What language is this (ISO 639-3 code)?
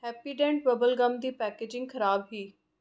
doi